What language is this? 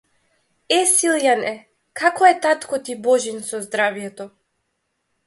Macedonian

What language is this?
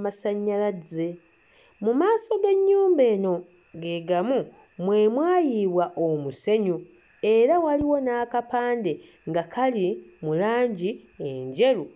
Ganda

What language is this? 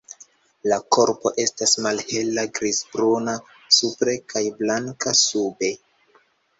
Esperanto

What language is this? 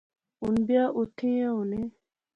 Pahari-Potwari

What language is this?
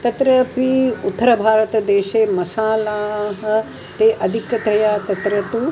Sanskrit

